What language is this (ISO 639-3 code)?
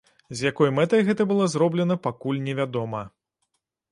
bel